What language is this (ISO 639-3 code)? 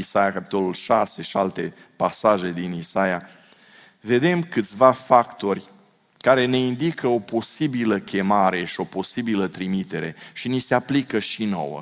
ron